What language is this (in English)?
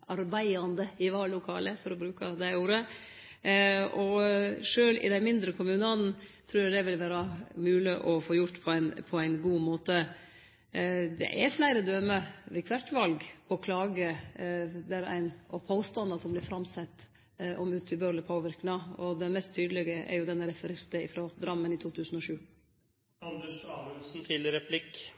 Norwegian Nynorsk